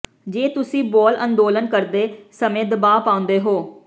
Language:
Punjabi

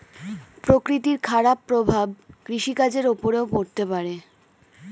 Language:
Bangla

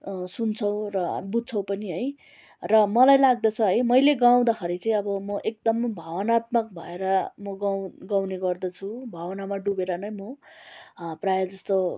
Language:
Nepali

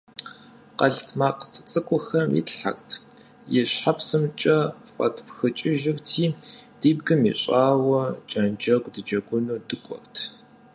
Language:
Kabardian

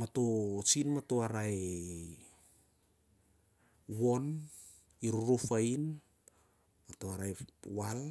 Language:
Siar-Lak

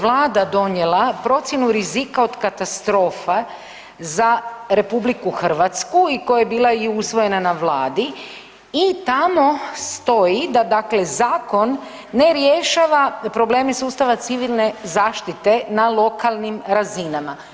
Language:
Croatian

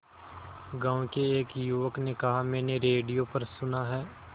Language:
Hindi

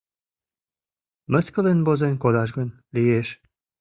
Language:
Mari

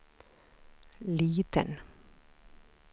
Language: Swedish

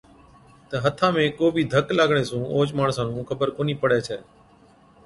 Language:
Od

